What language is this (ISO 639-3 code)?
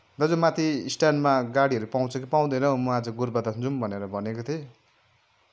nep